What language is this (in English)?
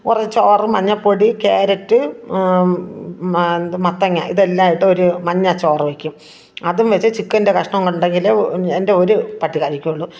Malayalam